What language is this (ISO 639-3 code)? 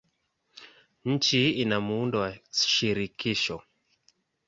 swa